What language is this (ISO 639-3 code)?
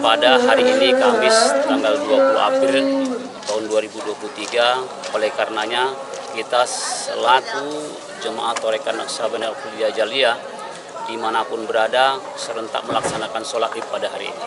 ind